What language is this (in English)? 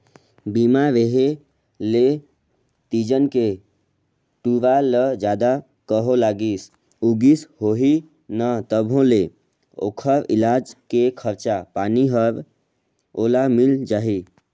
Chhattisgarhi